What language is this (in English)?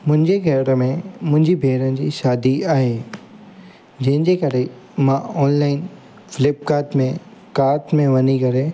Sindhi